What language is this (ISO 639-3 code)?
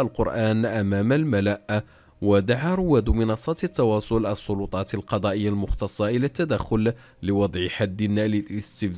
ara